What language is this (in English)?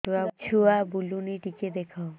Odia